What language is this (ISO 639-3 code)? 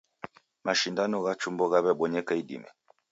dav